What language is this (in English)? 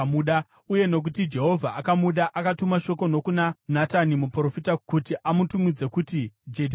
Shona